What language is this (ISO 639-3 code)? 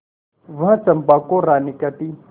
hin